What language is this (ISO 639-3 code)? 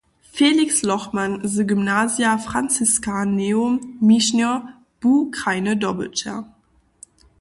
hsb